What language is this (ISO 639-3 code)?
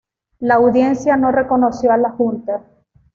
spa